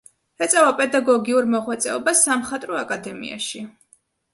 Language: Georgian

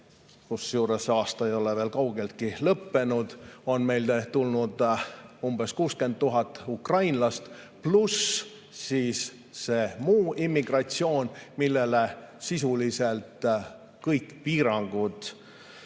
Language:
Estonian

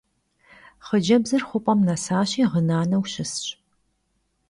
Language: Kabardian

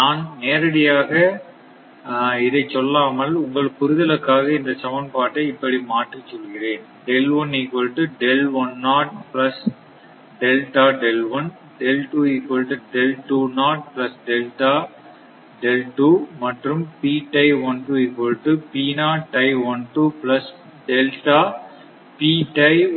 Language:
Tamil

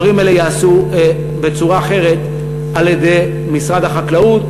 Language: Hebrew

